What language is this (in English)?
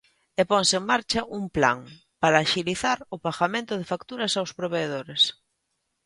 Galician